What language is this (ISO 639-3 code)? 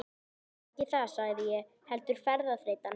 isl